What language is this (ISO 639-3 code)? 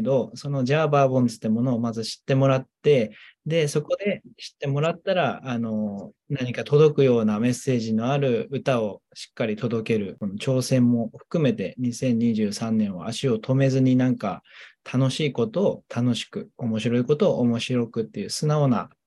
jpn